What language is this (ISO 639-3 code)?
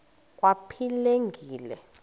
xho